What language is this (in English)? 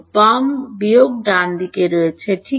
Bangla